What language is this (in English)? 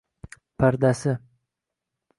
Uzbek